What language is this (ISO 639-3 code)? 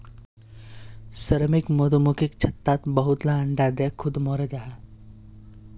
mag